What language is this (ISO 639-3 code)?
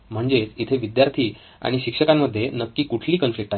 mar